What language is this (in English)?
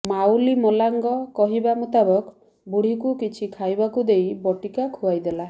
Odia